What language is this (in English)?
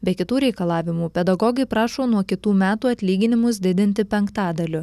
Lithuanian